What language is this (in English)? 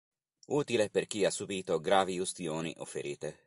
Italian